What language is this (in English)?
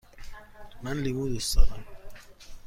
Persian